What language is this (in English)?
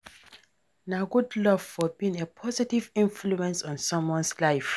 Nigerian Pidgin